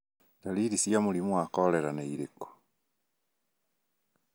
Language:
Kikuyu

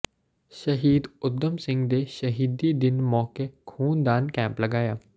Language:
Punjabi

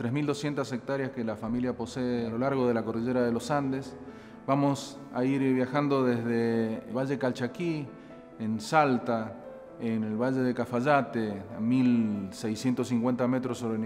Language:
Spanish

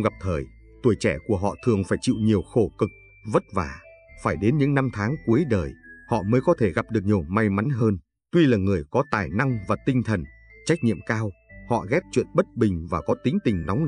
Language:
Vietnamese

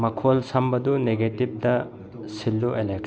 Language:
Manipuri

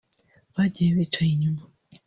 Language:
Kinyarwanda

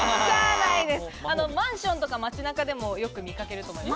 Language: Japanese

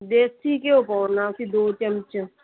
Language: Punjabi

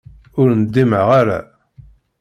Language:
Kabyle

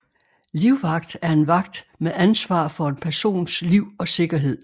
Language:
Danish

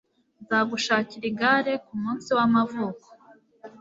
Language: Kinyarwanda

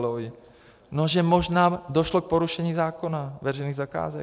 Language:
Czech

